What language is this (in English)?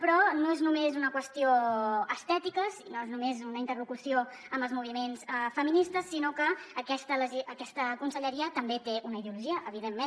Catalan